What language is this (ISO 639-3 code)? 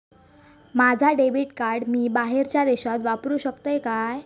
mar